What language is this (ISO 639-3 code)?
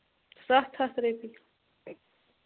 kas